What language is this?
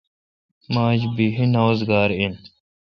Kalkoti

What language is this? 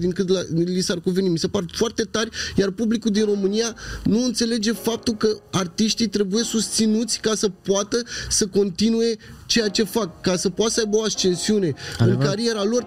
Romanian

